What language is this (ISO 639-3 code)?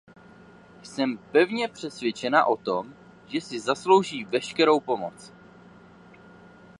ces